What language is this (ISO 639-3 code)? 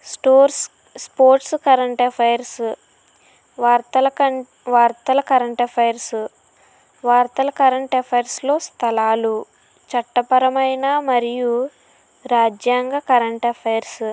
tel